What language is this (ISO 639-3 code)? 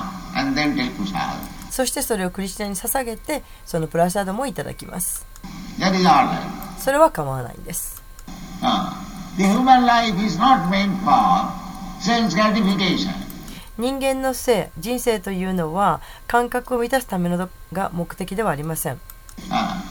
jpn